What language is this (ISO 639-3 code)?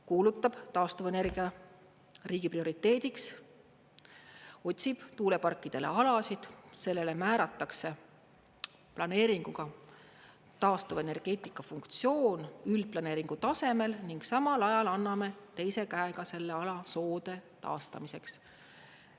est